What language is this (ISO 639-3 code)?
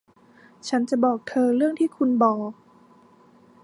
tha